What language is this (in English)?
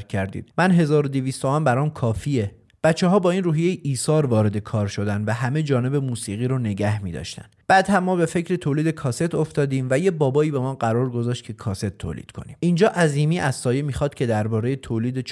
Persian